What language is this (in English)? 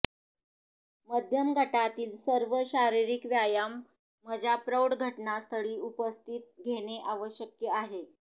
Marathi